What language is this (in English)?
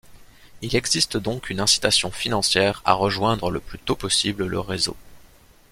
French